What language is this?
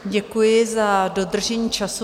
Czech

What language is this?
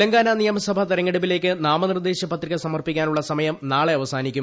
Malayalam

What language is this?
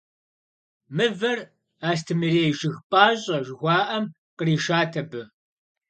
Kabardian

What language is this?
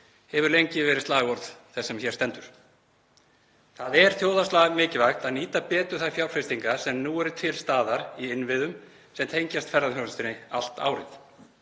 Icelandic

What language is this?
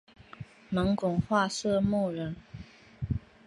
Chinese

